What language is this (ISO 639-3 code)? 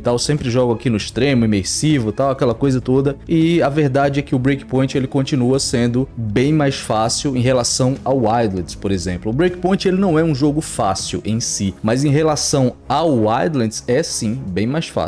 por